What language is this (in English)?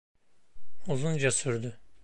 Turkish